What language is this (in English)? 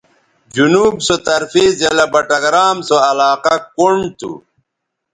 Bateri